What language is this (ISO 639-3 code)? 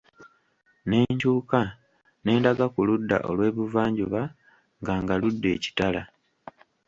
lug